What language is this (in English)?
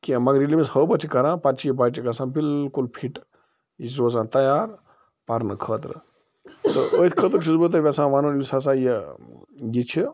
Kashmiri